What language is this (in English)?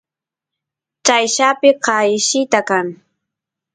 Santiago del Estero Quichua